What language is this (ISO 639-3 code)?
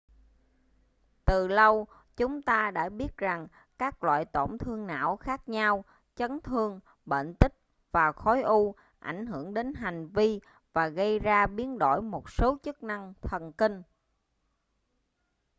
vie